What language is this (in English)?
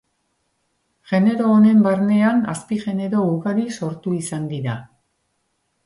Basque